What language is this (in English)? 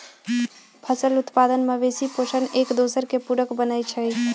Magahi